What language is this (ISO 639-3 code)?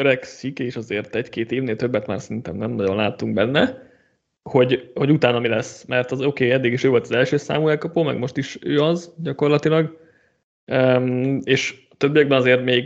hun